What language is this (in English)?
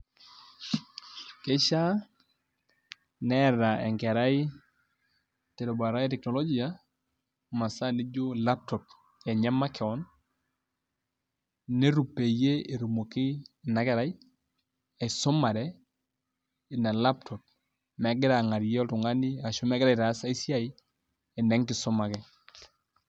Masai